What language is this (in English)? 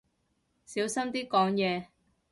Cantonese